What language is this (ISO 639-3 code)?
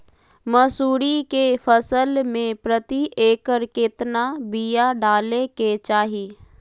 mag